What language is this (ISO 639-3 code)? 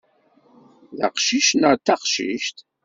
kab